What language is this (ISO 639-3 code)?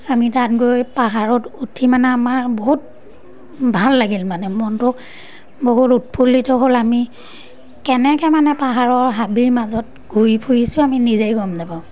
asm